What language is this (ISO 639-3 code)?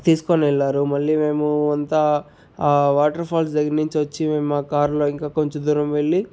tel